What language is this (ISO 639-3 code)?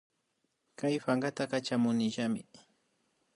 qvi